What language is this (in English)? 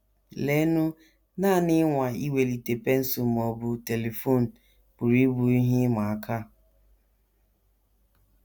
Igbo